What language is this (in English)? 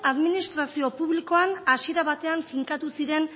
Basque